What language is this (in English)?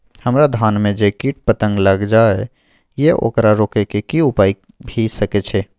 Maithili